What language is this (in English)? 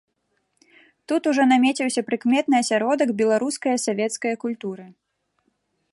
Belarusian